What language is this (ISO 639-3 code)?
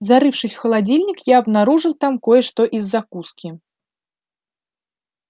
rus